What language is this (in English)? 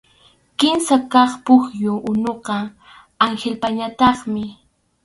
Arequipa-La Unión Quechua